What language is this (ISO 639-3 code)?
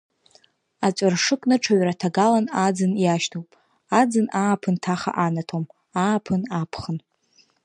abk